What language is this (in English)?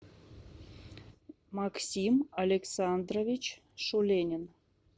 Russian